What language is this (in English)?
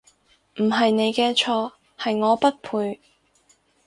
Cantonese